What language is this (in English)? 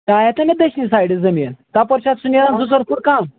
Kashmiri